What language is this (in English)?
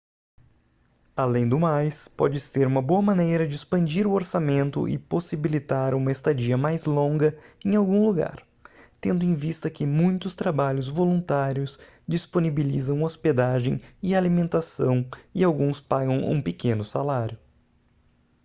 Portuguese